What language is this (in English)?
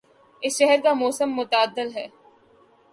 Urdu